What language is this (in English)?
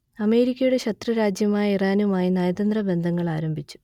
Malayalam